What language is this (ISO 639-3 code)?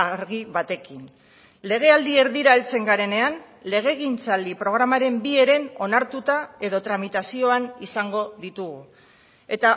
eus